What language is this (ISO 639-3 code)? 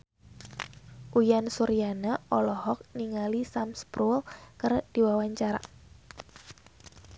sun